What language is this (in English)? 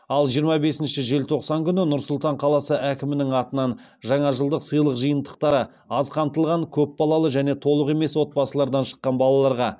Kazakh